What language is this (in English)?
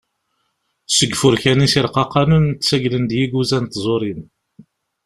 Kabyle